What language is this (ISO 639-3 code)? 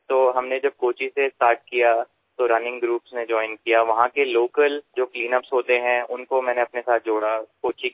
asm